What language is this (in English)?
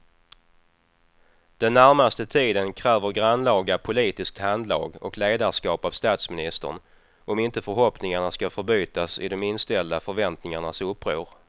Swedish